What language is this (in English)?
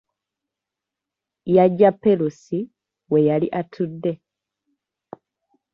Ganda